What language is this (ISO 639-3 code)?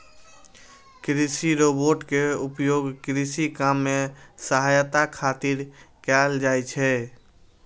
mai